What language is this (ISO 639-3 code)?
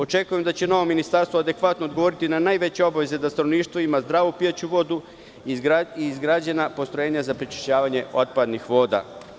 srp